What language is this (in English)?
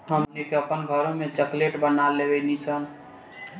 Bhojpuri